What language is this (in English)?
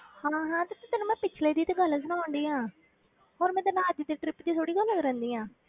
Punjabi